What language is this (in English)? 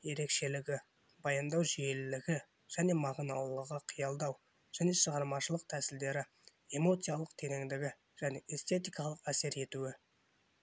Kazakh